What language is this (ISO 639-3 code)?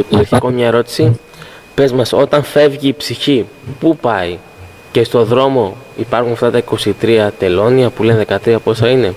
ell